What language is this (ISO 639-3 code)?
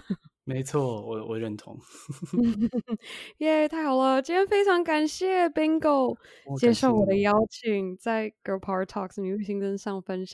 zho